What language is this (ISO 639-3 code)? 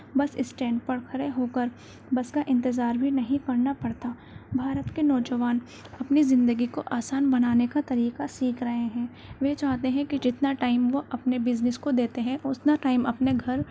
urd